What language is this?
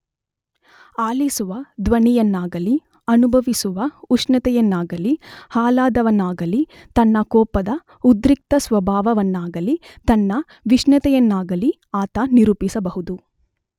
Kannada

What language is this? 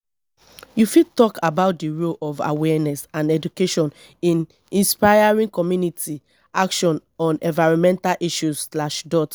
Nigerian Pidgin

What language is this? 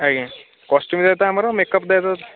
Odia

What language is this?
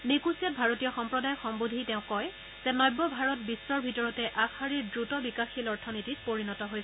Assamese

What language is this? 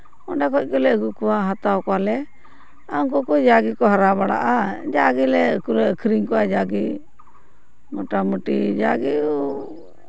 Santali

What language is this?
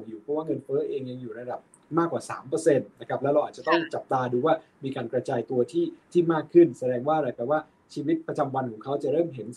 Thai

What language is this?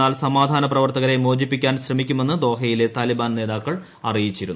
Malayalam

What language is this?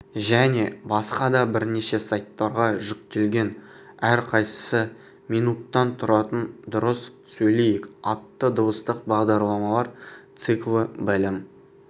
Kazakh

